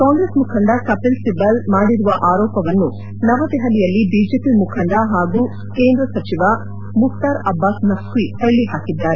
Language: Kannada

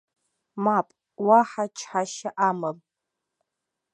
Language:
Abkhazian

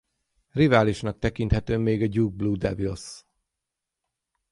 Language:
Hungarian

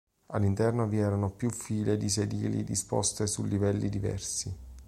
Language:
Italian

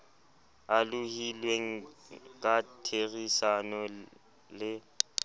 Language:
Southern Sotho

